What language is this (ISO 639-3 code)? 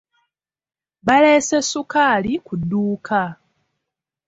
lug